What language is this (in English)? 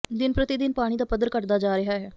Punjabi